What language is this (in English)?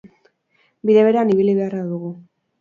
Basque